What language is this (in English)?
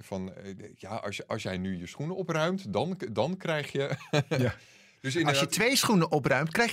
Dutch